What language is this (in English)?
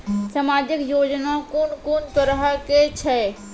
Maithili